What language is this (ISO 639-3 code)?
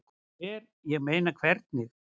isl